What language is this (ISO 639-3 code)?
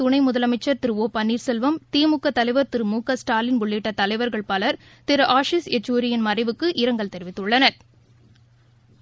tam